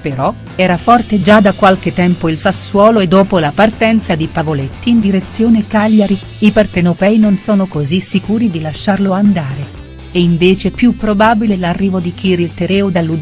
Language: Italian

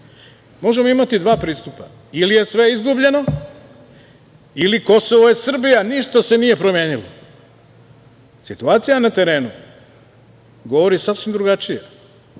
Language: Serbian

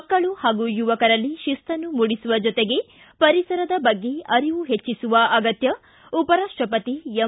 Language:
Kannada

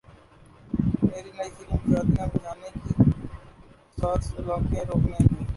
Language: Urdu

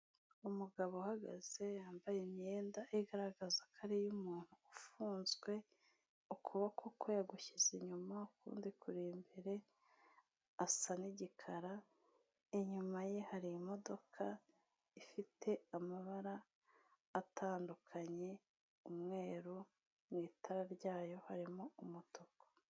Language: Kinyarwanda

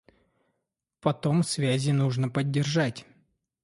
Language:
Russian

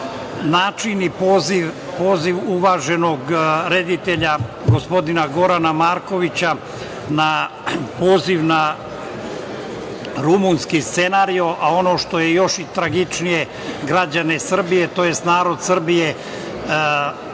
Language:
Serbian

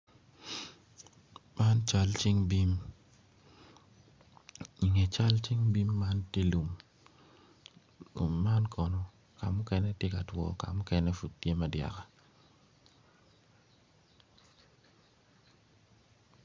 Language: Acoli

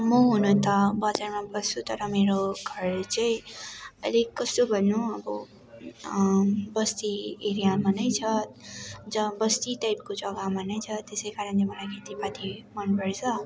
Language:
Nepali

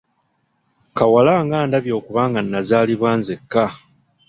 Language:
Ganda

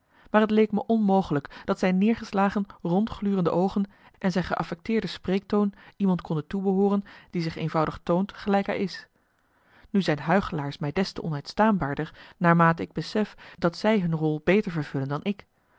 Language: Dutch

